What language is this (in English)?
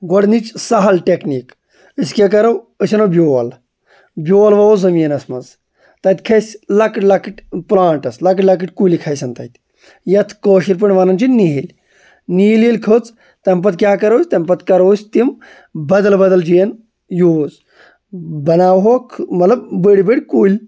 Kashmiri